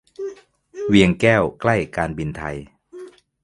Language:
Thai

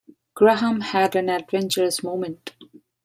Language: English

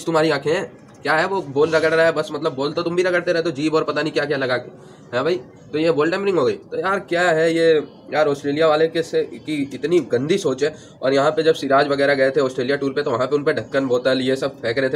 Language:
Hindi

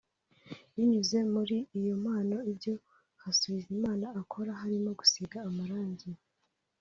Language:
Kinyarwanda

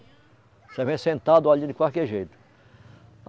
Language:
Portuguese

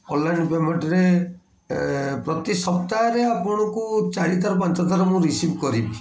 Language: Odia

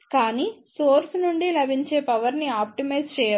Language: Telugu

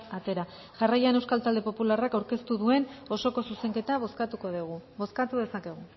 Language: Basque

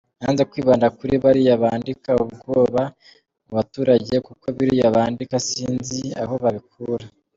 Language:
Kinyarwanda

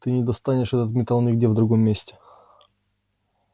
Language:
Russian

